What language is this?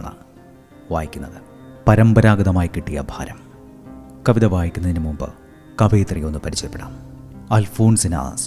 Malayalam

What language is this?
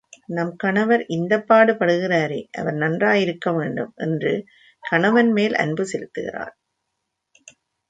Tamil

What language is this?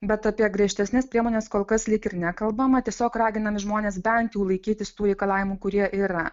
Lithuanian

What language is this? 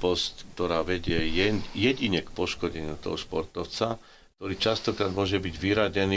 Slovak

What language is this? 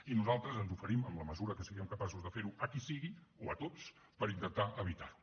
Catalan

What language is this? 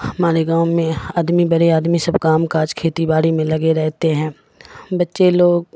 Urdu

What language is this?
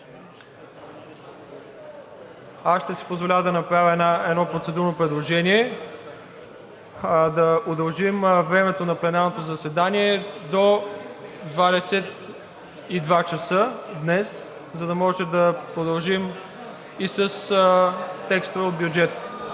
Bulgarian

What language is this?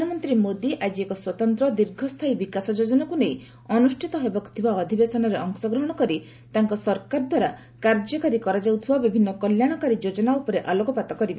Odia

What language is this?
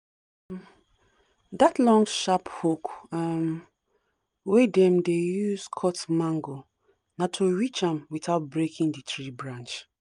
Nigerian Pidgin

